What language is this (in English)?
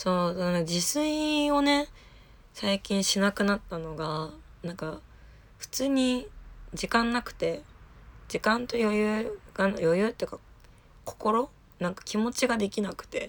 Japanese